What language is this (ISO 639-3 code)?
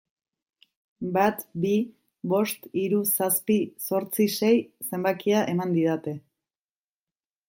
eus